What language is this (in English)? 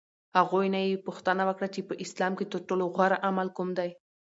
Pashto